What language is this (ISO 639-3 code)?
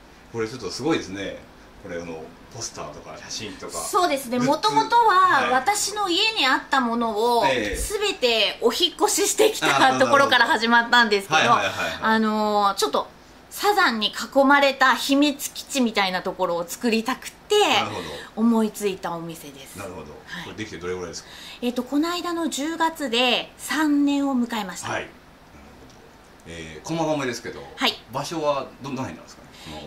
jpn